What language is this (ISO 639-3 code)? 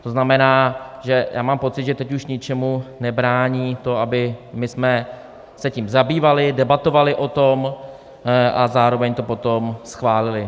ces